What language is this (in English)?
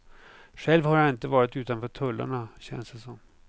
Swedish